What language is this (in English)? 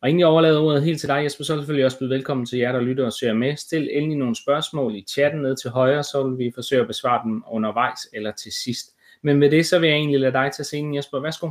Danish